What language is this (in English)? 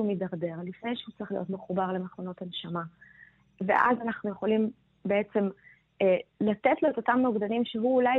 Hebrew